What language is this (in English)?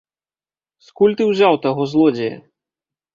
Belarusian